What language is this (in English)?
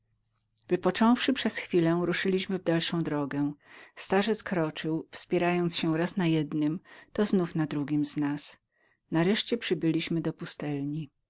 Polish